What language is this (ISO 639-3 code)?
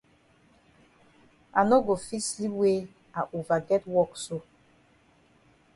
wes